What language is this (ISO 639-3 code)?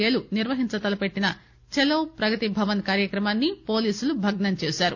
tel